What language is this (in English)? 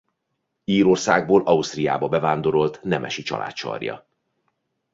Hungarian